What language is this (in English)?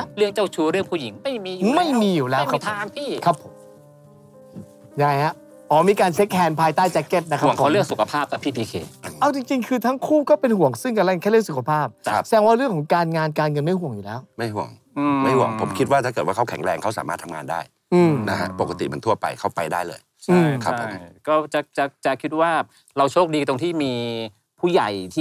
Thai